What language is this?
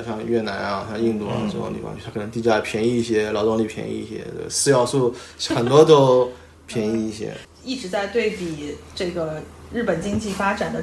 Chinese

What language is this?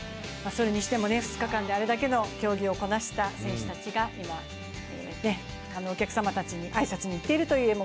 Japanese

